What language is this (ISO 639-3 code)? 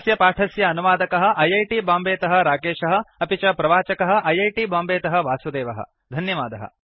san